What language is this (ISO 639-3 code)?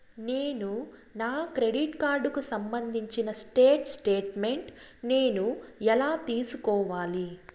tel